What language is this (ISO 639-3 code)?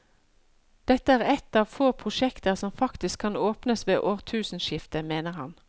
nor